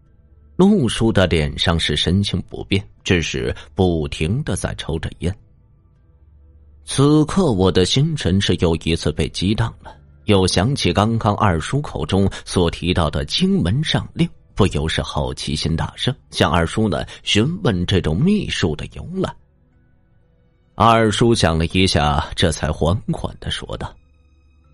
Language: Chinese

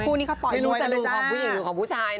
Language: Thai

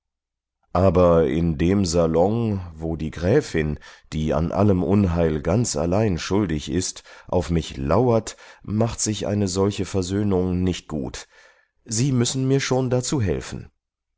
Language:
German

